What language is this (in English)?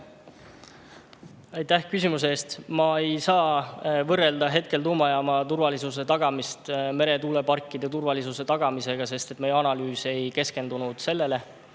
Estonian